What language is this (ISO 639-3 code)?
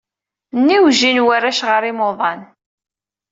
kab